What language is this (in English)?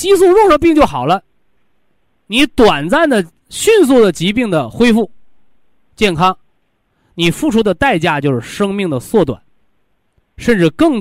Chinese